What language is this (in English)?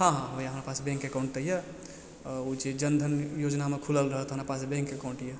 Maithili